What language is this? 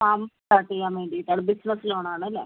Malayalam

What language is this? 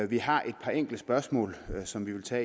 Danish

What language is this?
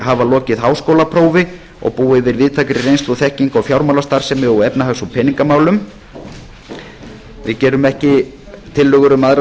Icelandic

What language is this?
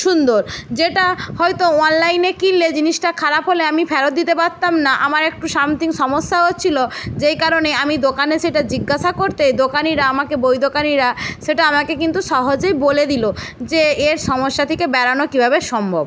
Bangla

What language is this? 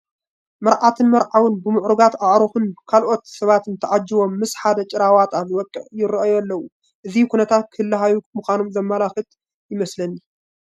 Tigrinya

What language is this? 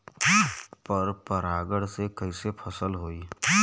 Bhojpuri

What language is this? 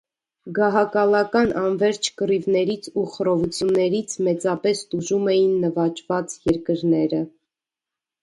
Armenian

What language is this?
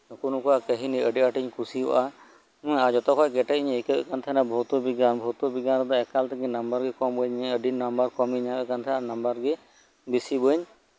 Santali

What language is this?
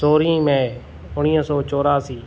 Sindhi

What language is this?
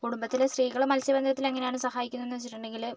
Malayalam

